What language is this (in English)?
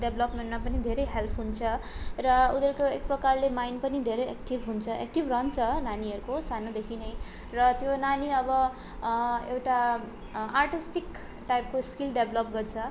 Nepali